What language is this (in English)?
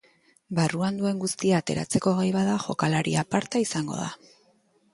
Basque